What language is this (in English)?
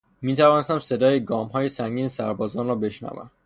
Persian